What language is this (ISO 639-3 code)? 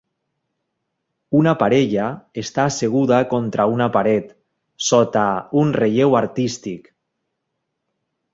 cat